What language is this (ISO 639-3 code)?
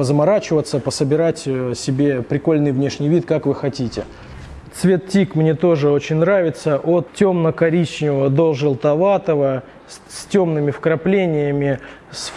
rus